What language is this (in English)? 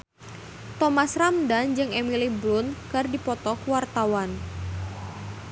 Sundanese